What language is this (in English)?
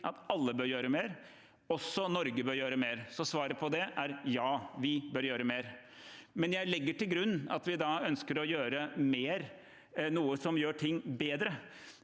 Norwegian